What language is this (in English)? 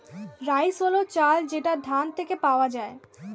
Bangla